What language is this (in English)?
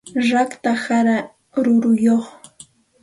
Santa Ana de Tusi Pasco Quechua